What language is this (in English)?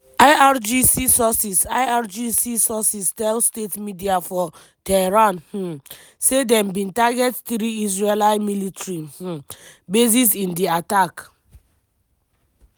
Nigerian Pidgin